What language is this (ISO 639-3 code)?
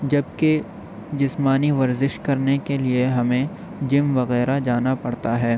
urd